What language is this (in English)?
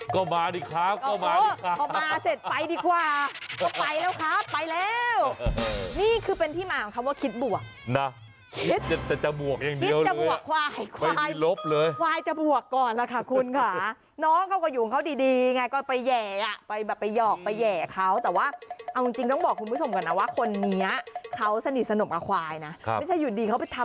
Thai